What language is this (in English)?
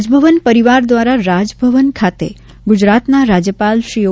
Gujarati